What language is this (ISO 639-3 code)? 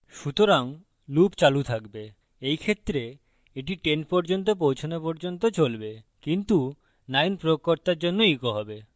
ben